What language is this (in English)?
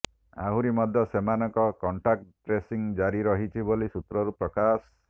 Odia